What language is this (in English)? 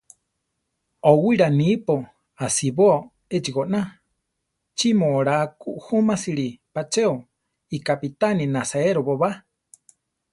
Central Tarahumara